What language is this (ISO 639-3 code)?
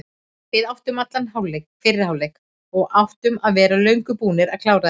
isl